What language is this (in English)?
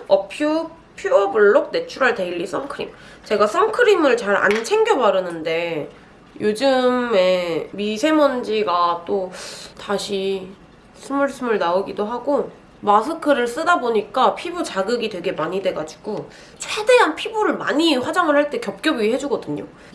Korean